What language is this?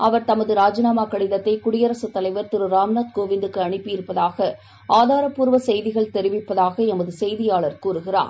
Tamil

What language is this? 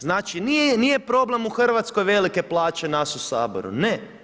Croatian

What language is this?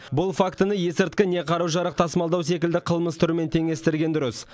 Kazakh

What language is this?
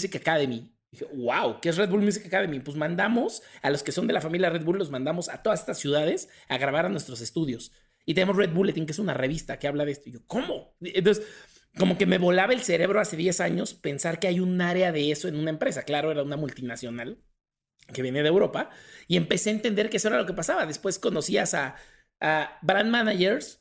Spanish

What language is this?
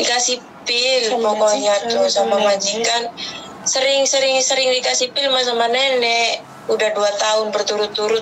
Indonesian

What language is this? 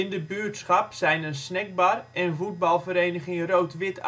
Dutch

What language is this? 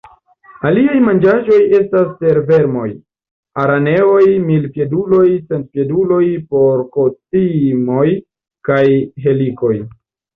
Esperanto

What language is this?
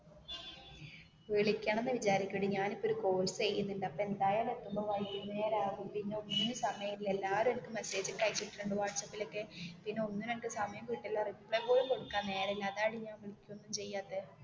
Malayalam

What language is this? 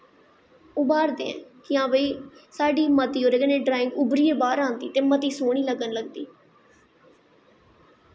Dogri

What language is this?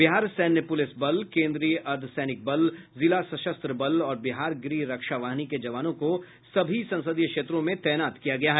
Hindi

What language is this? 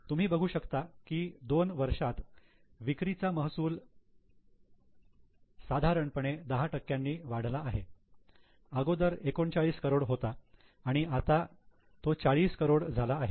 Marathi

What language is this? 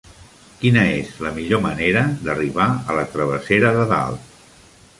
Catalan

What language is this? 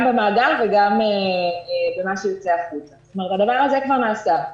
Hebrew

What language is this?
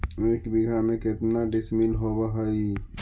Magahi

